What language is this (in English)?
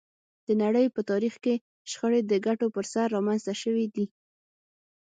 Pashto